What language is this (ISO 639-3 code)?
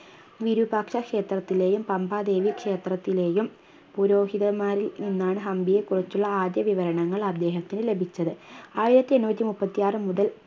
mal